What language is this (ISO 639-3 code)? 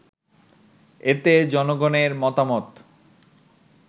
ben